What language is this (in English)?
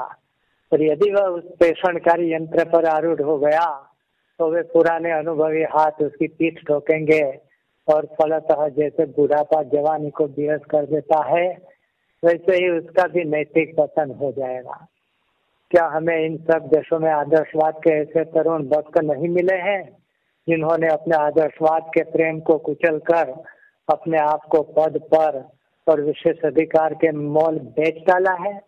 Hindi